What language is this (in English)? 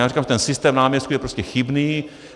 Czech